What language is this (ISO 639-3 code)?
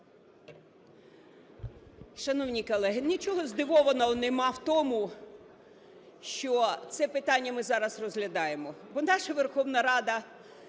ukr